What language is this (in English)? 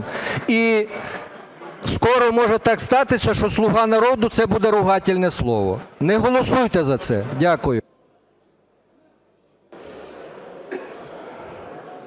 Ukrainian